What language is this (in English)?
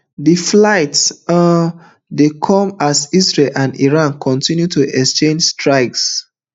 Nigerian Pidgin